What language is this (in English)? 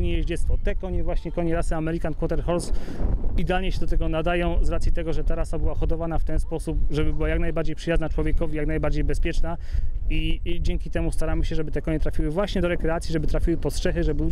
Polish